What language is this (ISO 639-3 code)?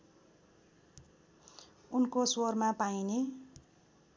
nep